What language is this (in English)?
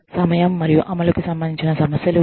Telugu